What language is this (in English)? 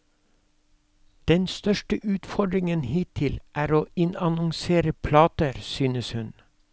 Norwegian